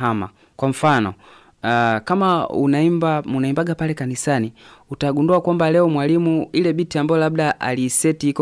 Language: Swahili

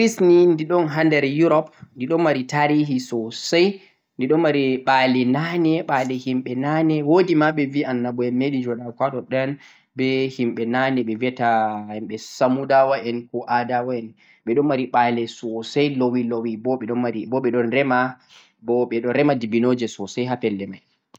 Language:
Central-Eastern Niger Fulfulde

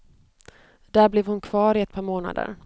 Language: Swedish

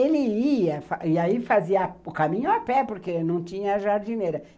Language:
Portuguese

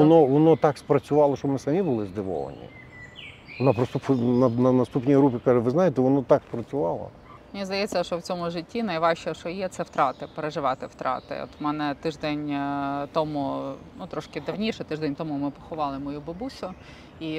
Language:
Ukrainian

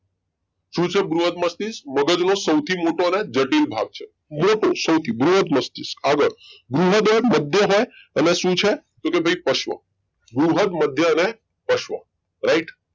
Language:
Gujarati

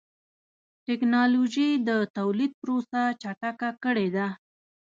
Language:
Pashto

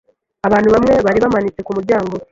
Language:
Kinyarwanda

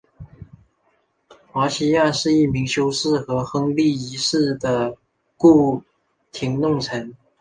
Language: Chinese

